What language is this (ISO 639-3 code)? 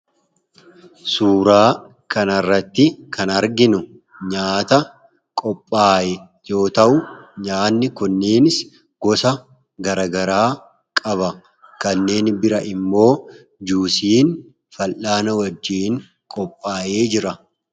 orm